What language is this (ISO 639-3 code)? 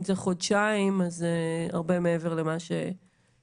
heb